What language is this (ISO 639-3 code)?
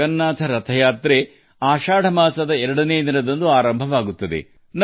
kan